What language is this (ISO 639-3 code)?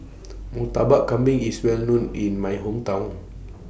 eng